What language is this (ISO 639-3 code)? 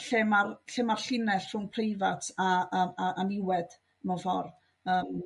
cym